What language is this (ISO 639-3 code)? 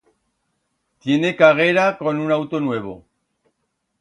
arg